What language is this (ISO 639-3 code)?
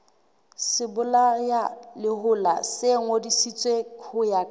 sot